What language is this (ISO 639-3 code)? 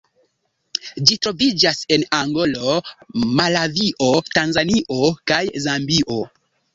epo